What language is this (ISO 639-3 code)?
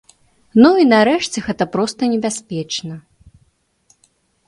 bel